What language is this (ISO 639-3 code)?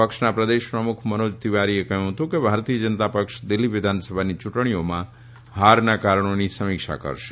guj